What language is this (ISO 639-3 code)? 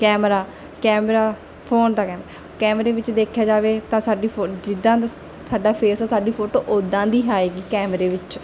pan